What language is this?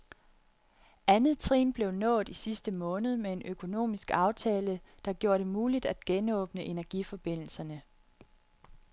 Danish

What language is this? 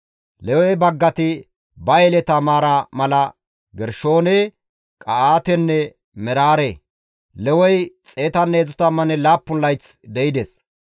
Gamo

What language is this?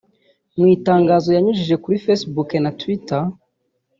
Kinyarwanda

